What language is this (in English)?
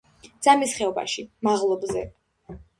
Georgian